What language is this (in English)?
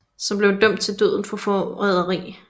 Danish